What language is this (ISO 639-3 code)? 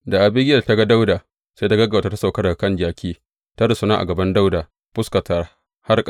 hau